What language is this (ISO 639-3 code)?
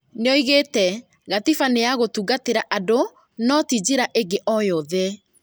kik